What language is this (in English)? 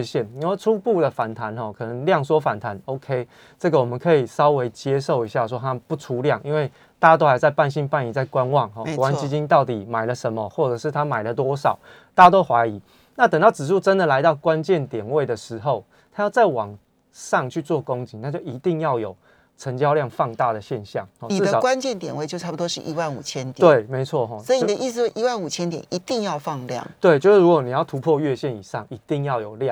Chinese